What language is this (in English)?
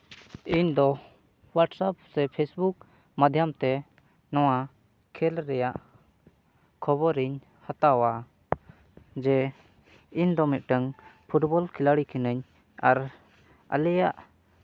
Santali